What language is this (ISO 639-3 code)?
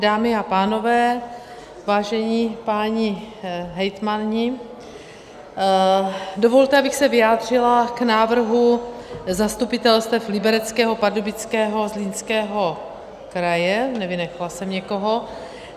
ces